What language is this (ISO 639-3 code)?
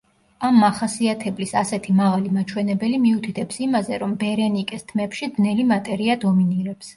kat